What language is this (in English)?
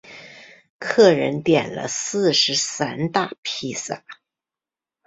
Chinese